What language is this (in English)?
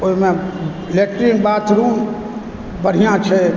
Maithili